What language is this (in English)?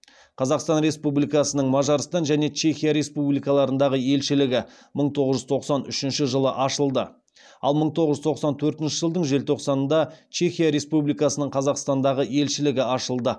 Kazakh